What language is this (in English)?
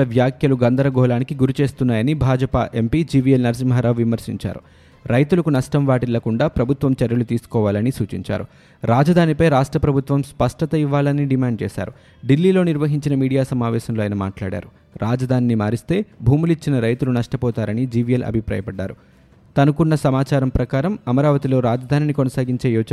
Telugu